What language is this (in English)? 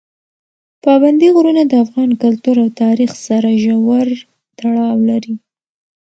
Pashto